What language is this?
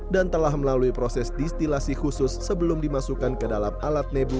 Indonesian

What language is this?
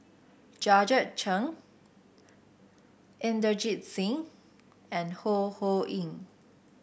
English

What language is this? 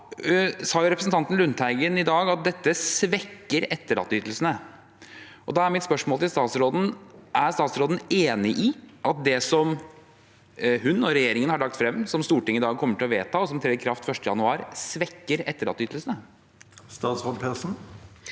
Norwegian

